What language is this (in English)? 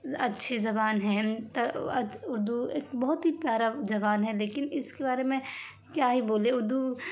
Urdu